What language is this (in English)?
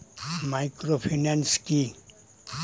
Bangla